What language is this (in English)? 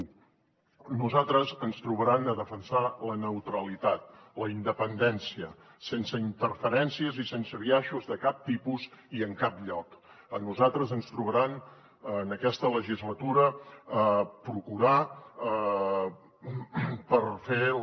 Catalan